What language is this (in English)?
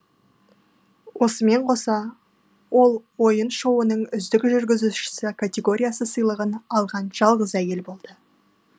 Kazakh